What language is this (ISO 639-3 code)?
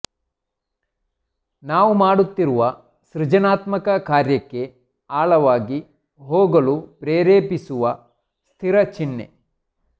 kan